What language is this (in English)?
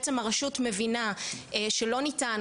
Hebrew